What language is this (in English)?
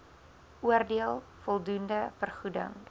Afrikaans